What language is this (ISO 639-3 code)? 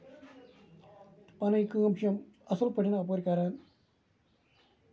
kas